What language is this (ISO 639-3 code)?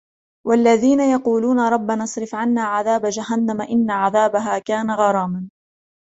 ara